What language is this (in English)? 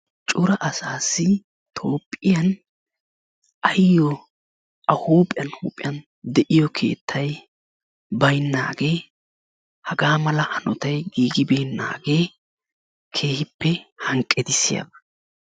Wolaytta